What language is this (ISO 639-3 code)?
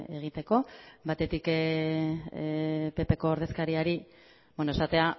eus